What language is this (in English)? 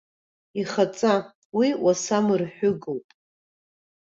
Abkhazian